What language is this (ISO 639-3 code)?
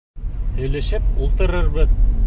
bak